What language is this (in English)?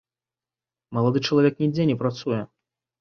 Belarusian